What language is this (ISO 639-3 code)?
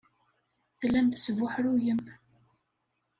kab